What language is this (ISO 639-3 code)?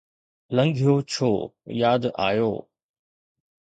snd